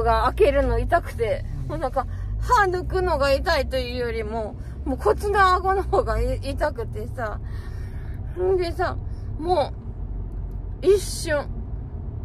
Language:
Japanese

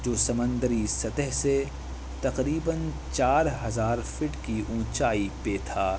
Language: Urdu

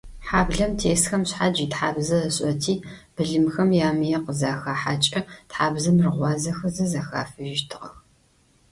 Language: Adyghe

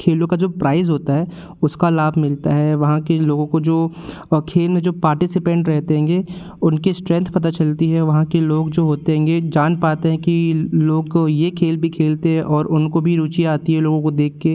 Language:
Hindi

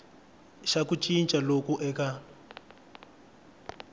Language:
Tsonga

